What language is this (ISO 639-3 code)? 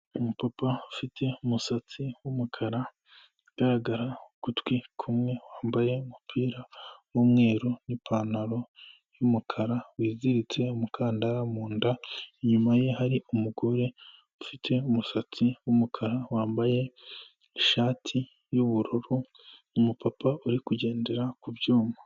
kin